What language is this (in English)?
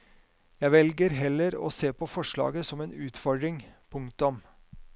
Norwegian